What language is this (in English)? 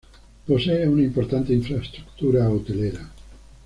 Spanish